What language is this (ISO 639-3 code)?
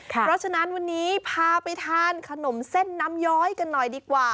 tha